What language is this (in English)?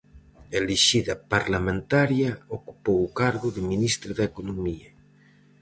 Galician